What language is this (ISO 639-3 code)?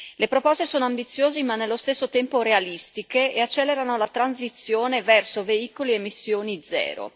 ita